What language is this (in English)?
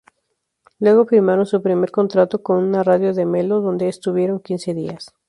Spanish